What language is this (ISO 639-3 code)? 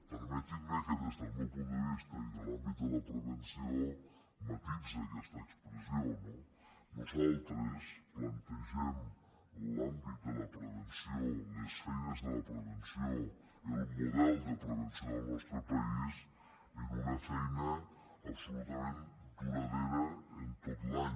cat